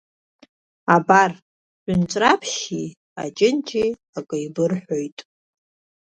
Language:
Abkhazian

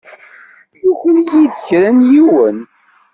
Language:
Kabyle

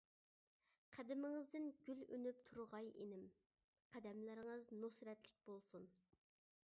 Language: Uyghur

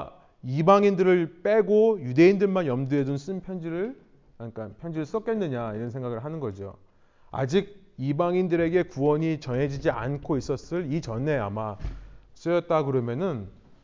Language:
Korean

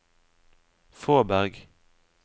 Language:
Norwegian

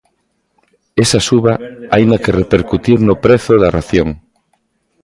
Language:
Galician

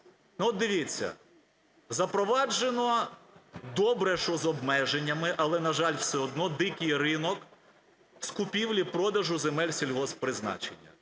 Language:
Ukrainian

